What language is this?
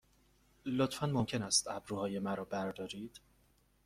Persian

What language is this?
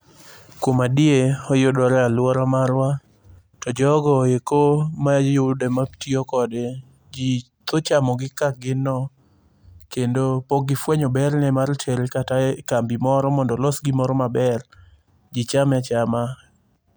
Luo (Kenya and Tanzania)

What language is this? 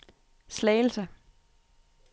Danish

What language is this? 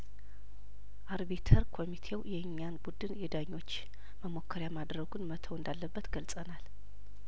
Amharic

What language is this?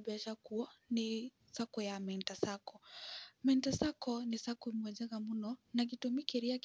Kikuyu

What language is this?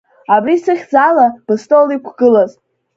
Abkhazian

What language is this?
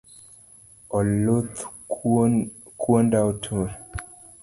Luo (Kenya and Tanzania)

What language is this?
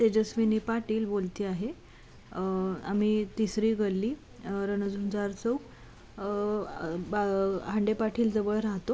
Marathi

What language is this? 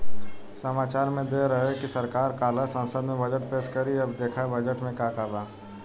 Bhojpuri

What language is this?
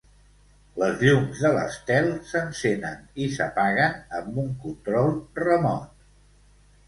Catalan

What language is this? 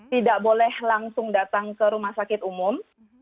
Indonesian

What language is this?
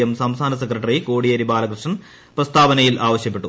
Malayalam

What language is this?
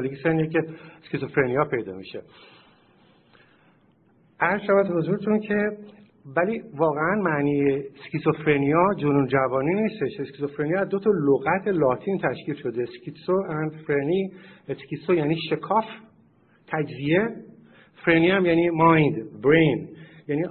Persian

